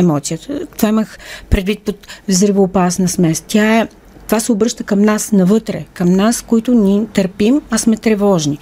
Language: Bulgarian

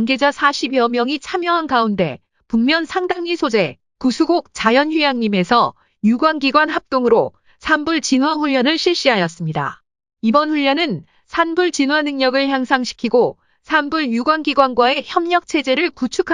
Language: Korean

